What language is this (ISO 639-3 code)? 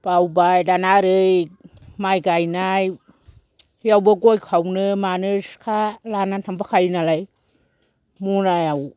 brx